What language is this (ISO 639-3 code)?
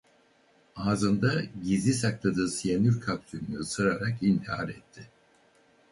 tur